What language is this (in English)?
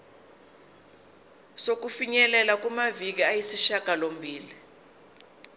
Zulu